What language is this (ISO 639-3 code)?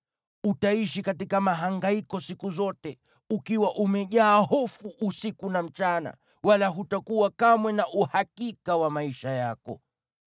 swa